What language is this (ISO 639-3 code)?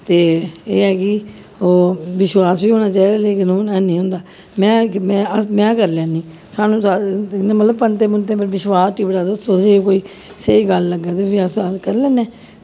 doi